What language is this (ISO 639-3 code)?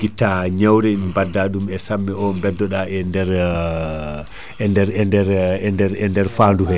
ful